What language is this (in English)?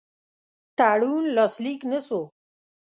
Pashto